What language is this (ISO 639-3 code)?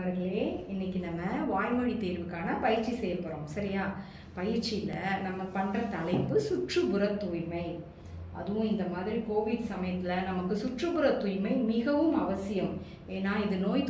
ron